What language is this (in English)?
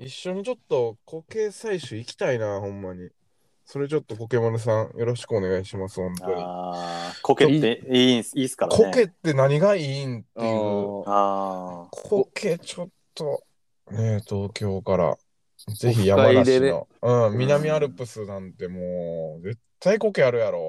Japanese